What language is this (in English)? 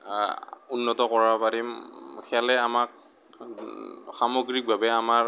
Assamese